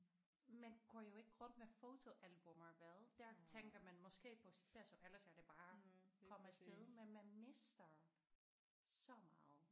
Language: Danish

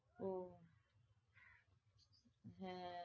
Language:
Bangla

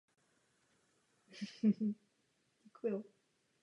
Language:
Czech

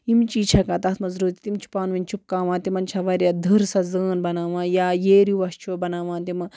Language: Kashmiri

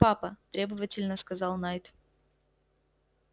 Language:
Russian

